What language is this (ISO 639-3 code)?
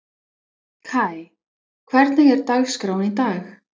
isl